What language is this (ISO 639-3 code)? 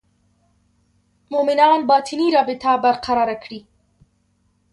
pus